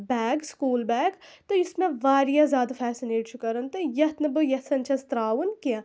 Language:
Kashmiri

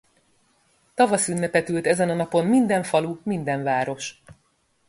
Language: Hungarian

